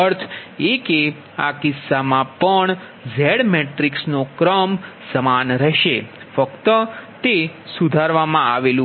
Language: Gujarati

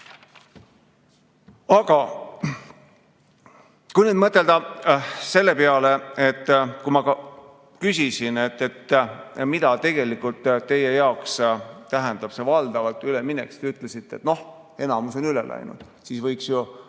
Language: Estonian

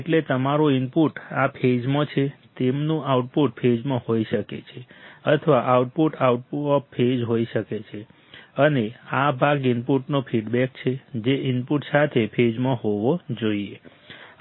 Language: Gujarati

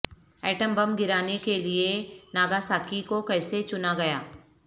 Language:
Urdu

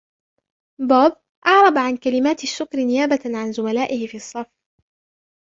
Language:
Arabic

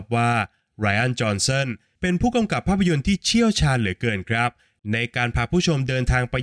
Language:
Thai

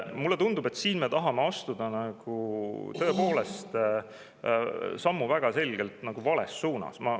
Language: Estonian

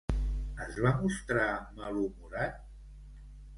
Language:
Catalan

